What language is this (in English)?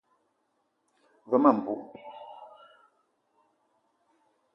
Eton (Cameroon)